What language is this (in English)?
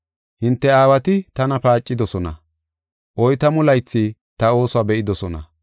Gofa